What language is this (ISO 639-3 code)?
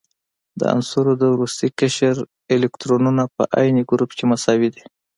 pus